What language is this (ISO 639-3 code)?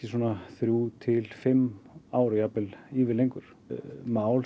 isl